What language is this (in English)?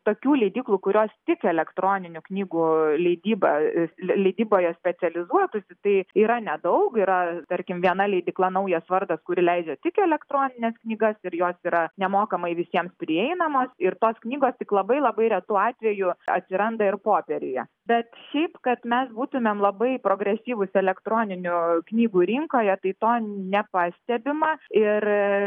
Lithuanian